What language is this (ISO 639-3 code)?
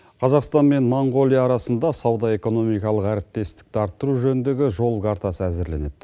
kaz